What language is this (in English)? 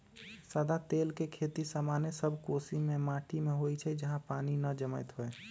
Magahi